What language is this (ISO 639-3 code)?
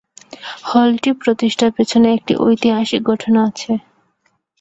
ben